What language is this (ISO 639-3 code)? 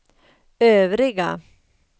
swe